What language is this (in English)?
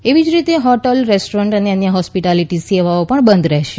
Gujarati